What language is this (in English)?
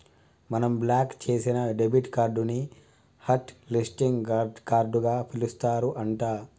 Telugu